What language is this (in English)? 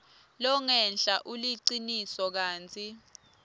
Swati